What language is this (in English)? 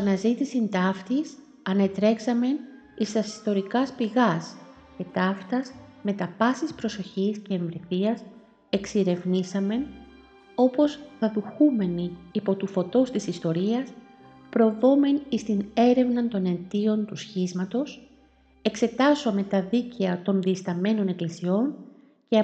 Greek